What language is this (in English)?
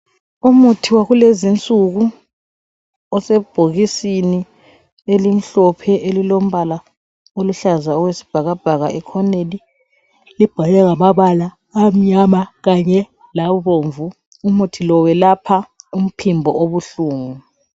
North Ndebele